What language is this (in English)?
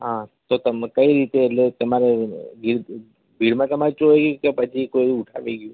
Gujarati